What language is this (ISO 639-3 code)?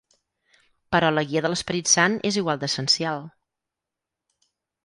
cat